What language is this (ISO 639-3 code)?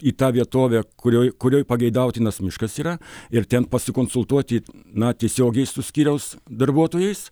lit